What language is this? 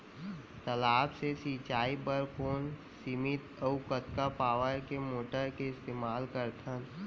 Chhattisgarhi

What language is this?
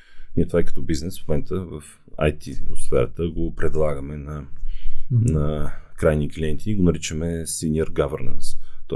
Bulgarian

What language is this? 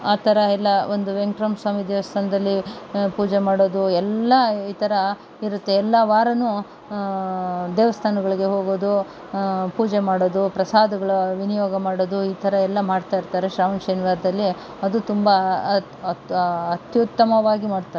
Kannada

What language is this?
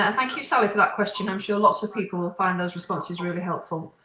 English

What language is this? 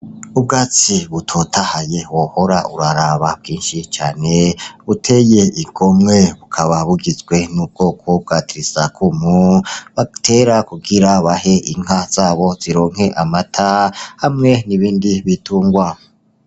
Rundi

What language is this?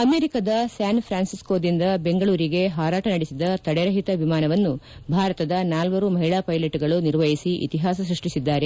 Kannada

